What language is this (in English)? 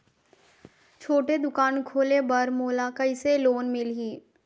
Chhattisgarhi